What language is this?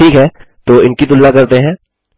Hindi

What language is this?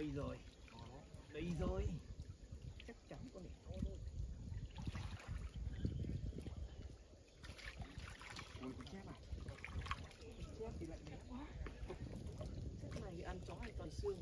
Vietnamese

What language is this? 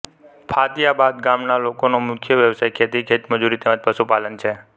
Gujarati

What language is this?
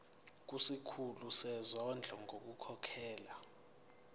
Zulu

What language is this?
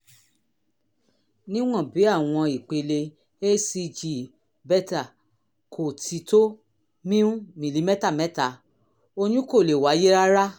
Yoruba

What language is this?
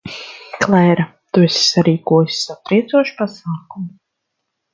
Latvian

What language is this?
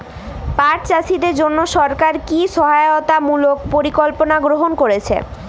Bangla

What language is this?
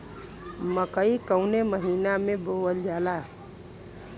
Bhojpuri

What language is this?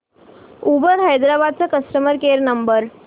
Marathi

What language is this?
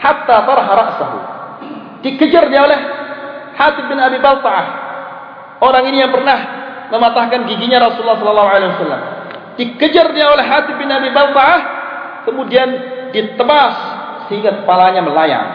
Malay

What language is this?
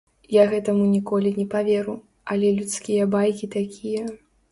Belarusian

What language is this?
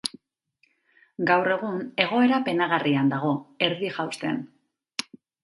Basque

